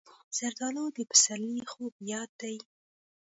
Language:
Pashto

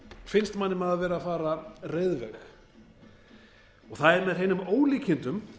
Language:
Icelandic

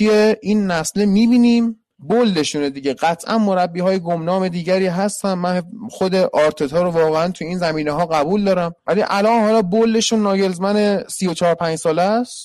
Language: Persian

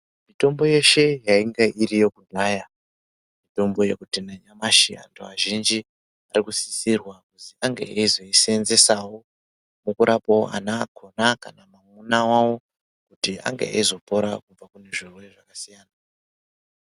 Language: Ndau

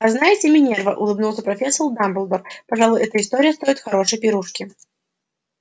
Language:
Russian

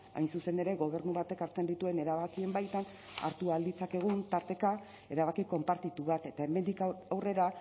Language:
Basque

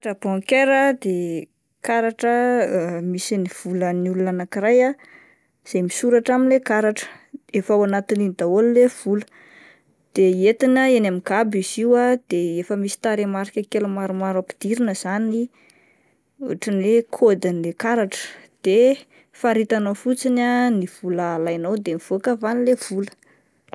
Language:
Malagasy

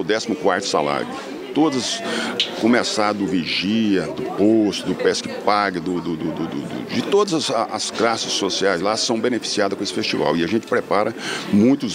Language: Portuguese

